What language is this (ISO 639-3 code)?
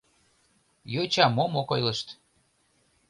chm